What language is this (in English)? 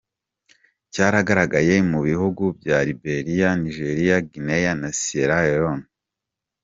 Kinyarwanda